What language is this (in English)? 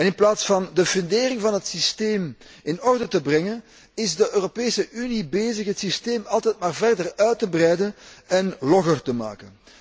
Dutch